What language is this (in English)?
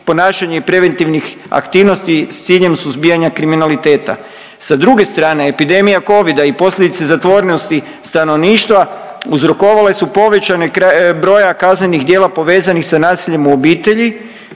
Croatian